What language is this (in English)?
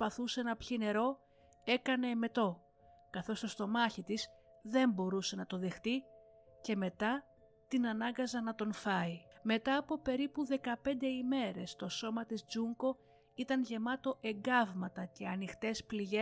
Greek